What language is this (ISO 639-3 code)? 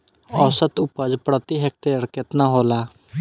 bho